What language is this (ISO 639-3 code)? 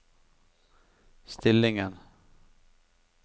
nor